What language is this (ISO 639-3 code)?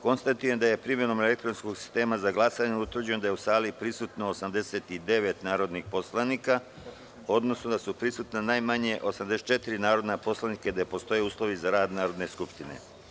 srp